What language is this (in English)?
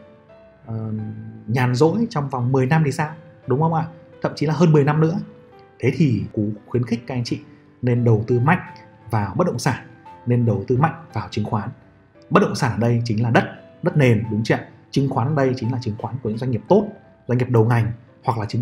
Vietnamese